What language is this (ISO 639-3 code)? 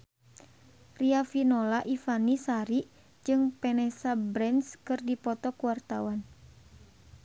sun